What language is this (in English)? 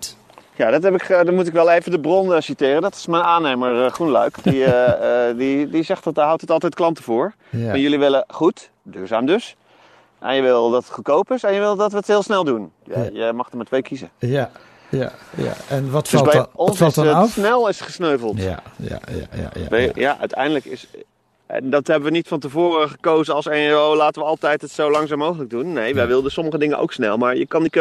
Dutch